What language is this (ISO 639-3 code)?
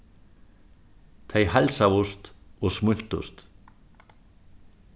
fao